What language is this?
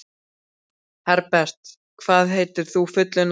Icelandic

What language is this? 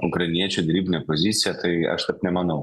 Lithuanian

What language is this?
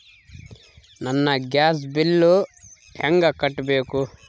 Kannada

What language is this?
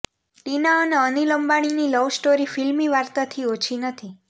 Gujarati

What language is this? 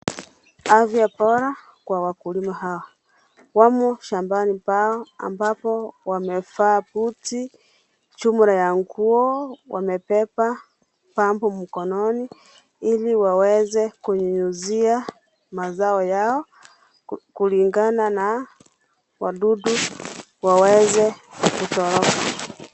Swahili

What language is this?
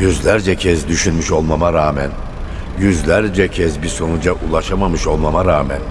Turkish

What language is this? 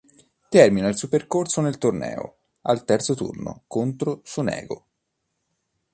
Italian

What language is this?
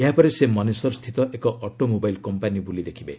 Odia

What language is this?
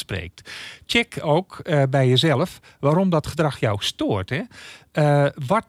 Dutch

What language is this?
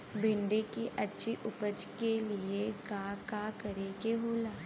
Bhojpuri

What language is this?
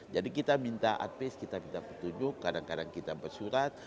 Indonesian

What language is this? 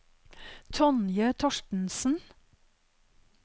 Norwegian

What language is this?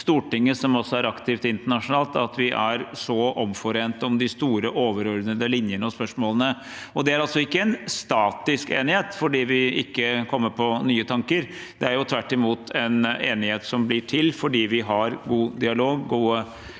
Norwegian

